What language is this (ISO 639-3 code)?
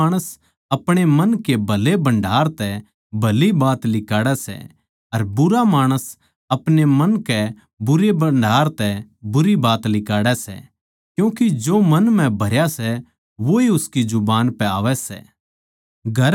bgc